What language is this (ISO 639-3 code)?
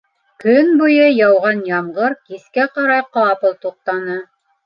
bak